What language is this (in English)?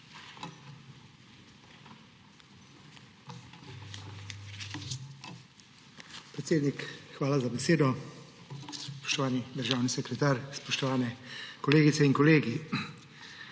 Slovenian